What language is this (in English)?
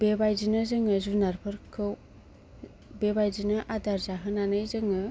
Bodo